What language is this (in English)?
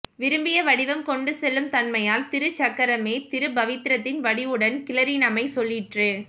Tamil